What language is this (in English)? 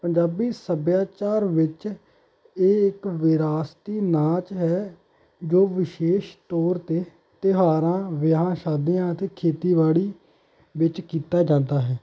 Punjabi